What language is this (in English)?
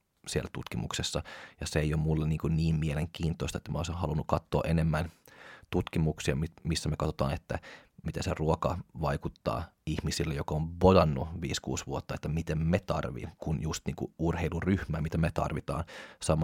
Finnish